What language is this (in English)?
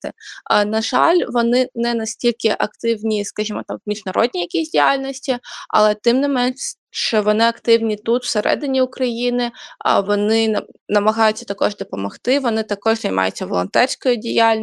Ukrainian